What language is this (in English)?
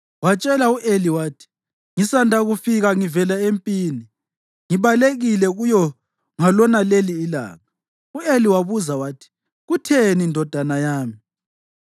North Ndebele